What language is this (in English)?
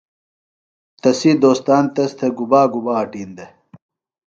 Phalura